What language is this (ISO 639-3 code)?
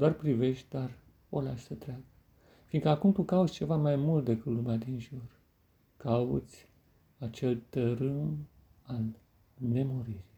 ron